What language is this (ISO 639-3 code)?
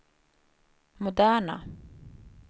swe